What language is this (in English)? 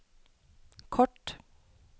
Norwegian